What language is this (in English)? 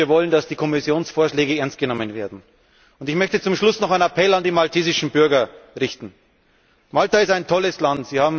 German